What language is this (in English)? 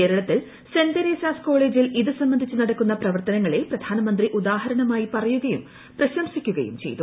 Malayalam